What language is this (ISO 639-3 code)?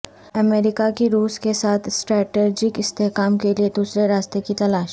urd